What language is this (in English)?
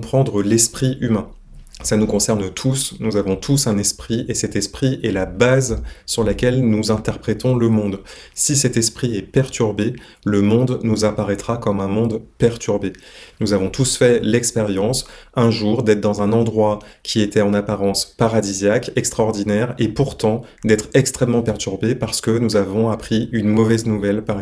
French